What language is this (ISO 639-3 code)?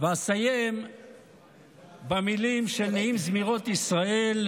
heb